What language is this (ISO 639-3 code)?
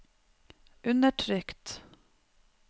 nor